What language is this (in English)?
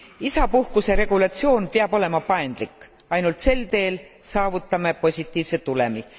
Estonian